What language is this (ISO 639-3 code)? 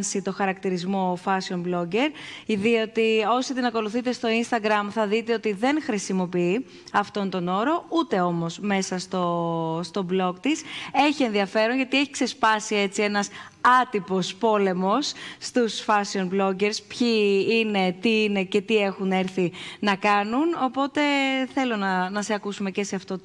ell